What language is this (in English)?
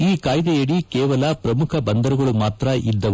Kannada